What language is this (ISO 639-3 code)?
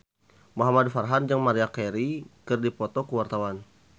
sun